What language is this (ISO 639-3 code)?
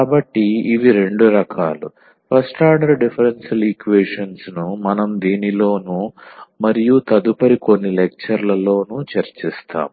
tel